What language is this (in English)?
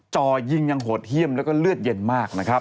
Thai